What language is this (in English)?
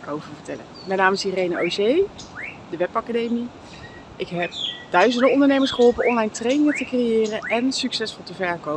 Dutch